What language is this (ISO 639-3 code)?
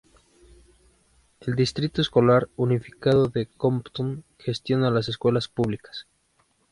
spa